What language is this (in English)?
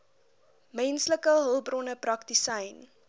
Afrikaans